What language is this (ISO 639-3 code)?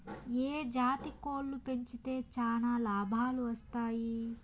tel